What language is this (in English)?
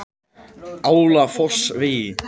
Icelandic